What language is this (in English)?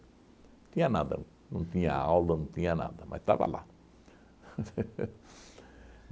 Portuguese